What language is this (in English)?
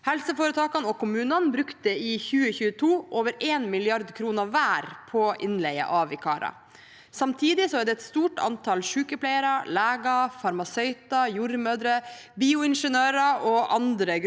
Norwegian